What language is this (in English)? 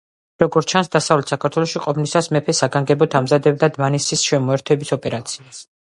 Georgian